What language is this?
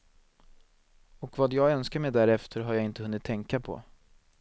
Swedish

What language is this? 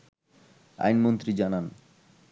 Bangla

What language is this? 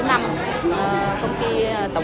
Vietnamese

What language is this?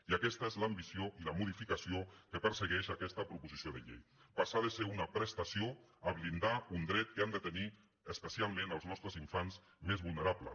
Catalan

